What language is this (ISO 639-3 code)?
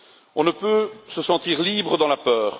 fra